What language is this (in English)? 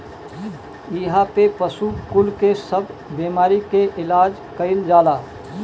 Bhojpuri